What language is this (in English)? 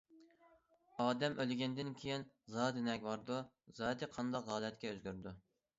Uyghur